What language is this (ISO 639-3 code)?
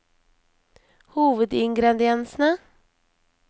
nor